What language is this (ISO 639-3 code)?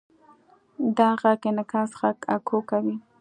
pus